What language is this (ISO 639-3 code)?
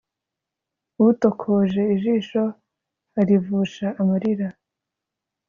kin